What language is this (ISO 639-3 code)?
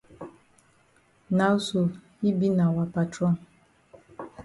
wes